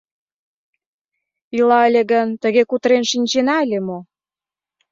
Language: Mari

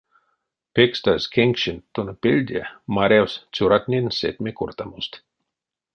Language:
Erzya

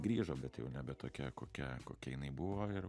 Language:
Lithuanian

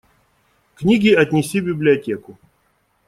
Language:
Russian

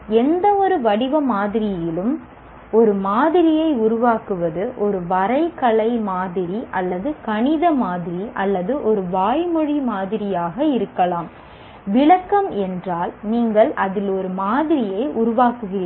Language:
Tamil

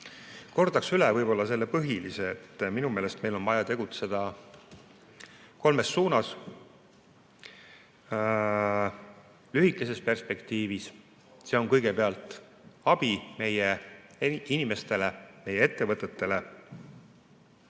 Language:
Estonian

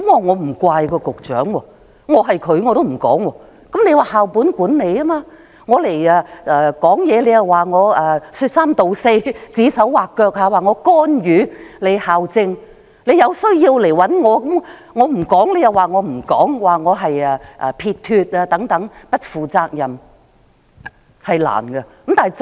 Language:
Cantonese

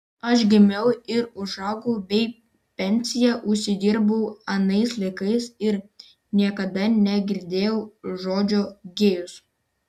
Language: Lithuanian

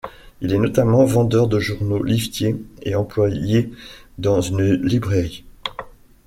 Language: French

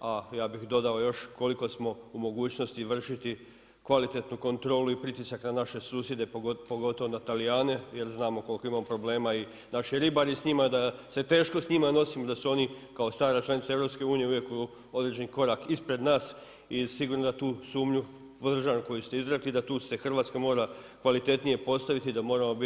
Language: Croatian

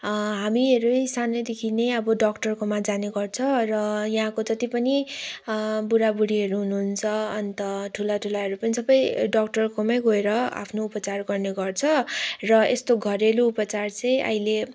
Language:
Nepali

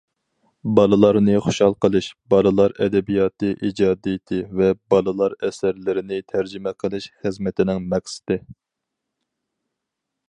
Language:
Uyghur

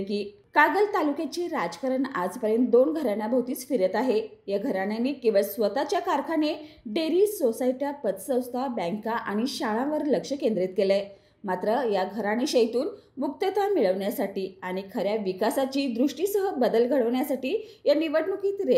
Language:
Marathi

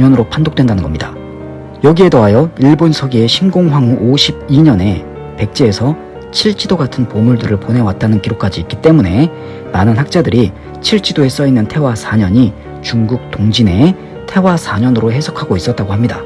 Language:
Korean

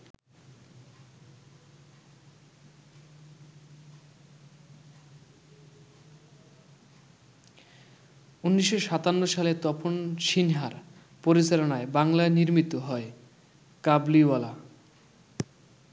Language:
Bangla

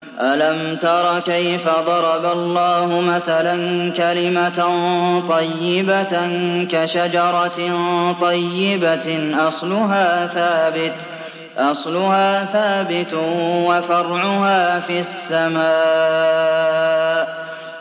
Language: Arabic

